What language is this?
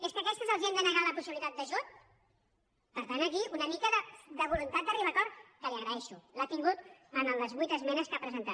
Catalan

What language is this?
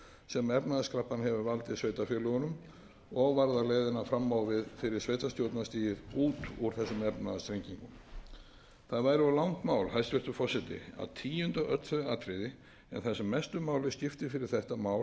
Icelandic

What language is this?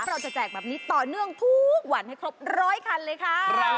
Thai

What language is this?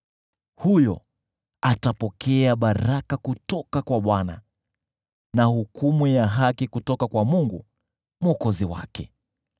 Swahili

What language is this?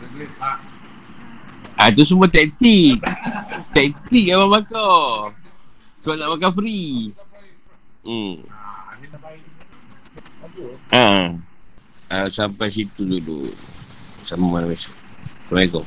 Malay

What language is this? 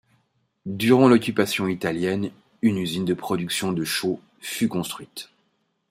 French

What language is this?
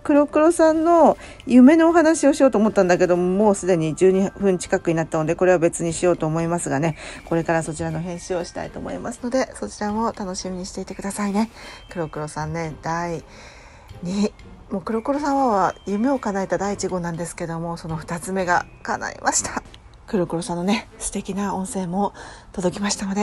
Japanese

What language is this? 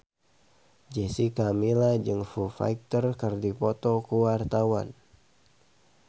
Sundanese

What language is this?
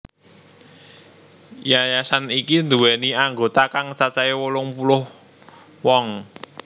Javanese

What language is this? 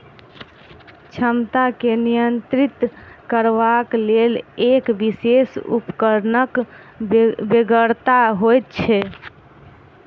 Maithili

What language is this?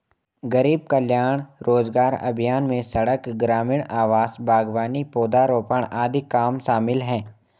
Hindi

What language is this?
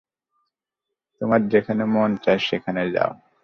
Bangla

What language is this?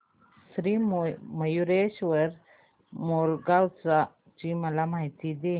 Marathi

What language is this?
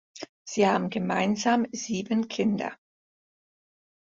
German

